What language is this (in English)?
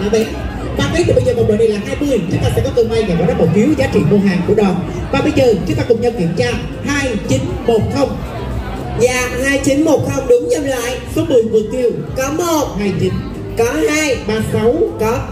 Vietnamese